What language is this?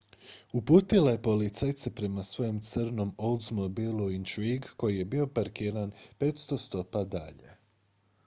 Croatian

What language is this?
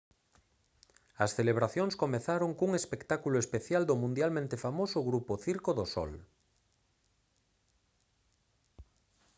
Galician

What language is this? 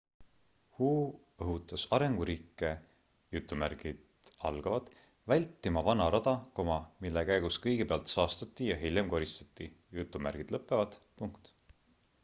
Estonian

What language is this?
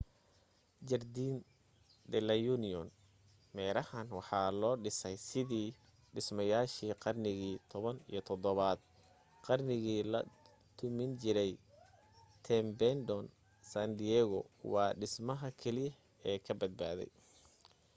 Somali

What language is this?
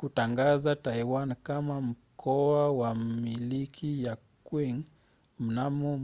Swahili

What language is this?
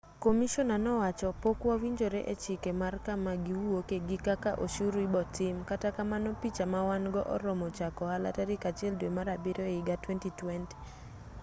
Luo (Kenya and Tanzania)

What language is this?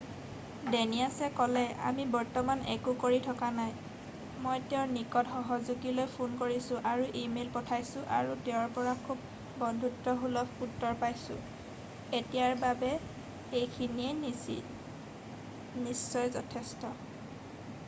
Assamese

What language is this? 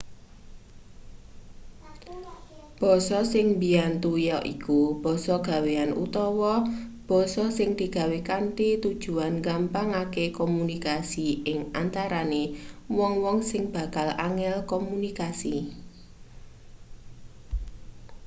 Javanese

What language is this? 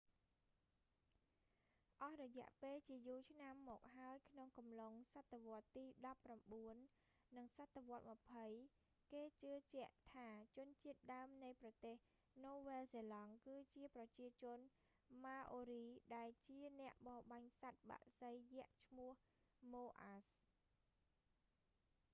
Khmer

